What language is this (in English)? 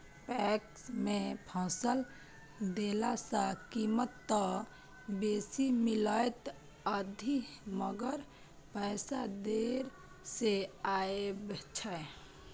Maithili